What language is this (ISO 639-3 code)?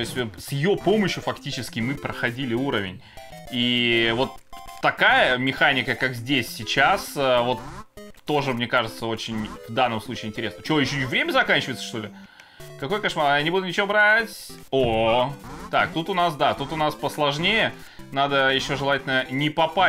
rus